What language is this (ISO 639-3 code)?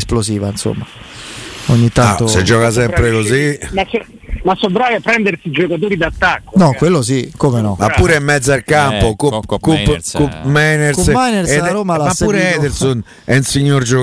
ita